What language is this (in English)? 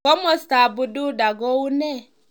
Kalenjin